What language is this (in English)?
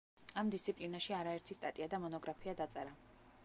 Georgian